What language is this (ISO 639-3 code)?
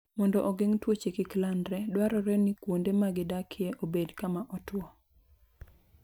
luo